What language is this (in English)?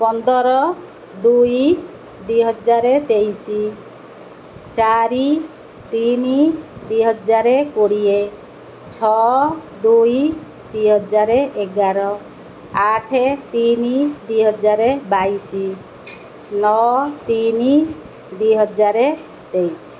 Odia